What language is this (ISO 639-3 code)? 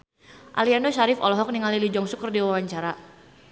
sun